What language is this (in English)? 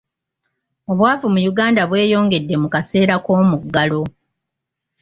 Ganda